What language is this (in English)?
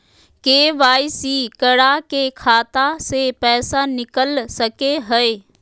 Magahi